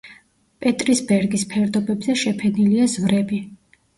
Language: Georgian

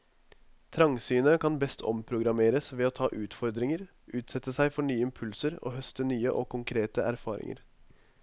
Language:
Norwegian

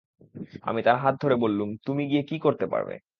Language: Bangla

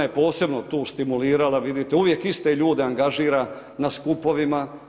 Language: Croatian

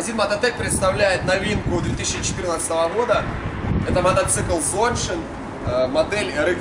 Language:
Russian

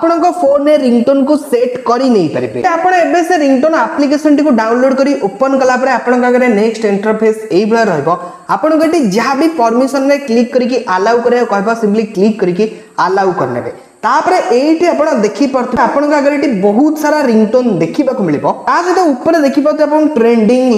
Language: Hindi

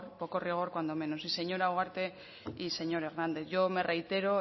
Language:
Spanish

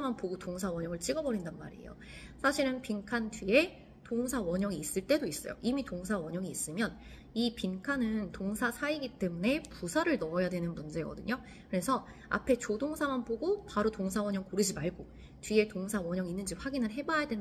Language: Korean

